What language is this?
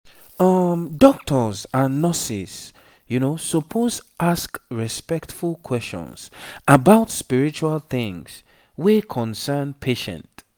Nigerian Pidgin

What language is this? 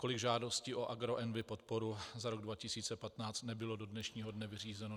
Czech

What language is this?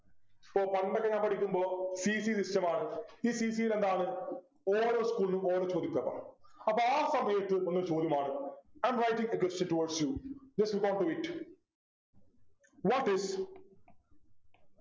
Malayalam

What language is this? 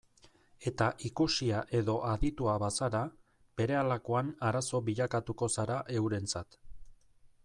Basque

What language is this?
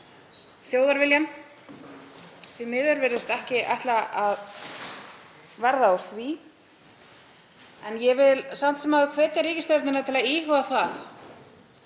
Icelandic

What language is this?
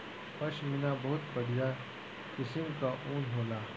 Bhojpuri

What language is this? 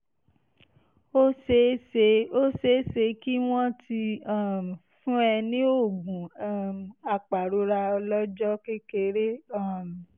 Yoruba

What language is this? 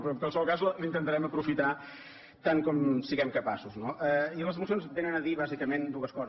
Catalan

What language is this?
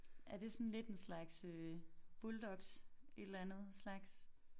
Danish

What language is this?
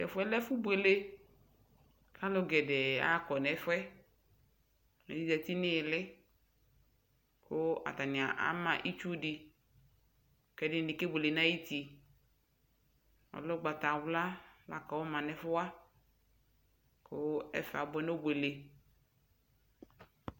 Ikposo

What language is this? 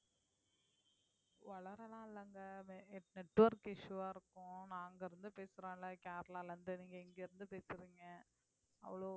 Tamil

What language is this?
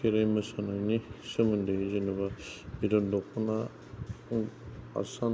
Bodo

